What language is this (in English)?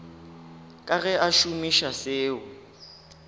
Northern Sotho